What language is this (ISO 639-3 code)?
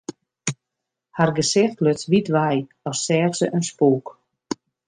fry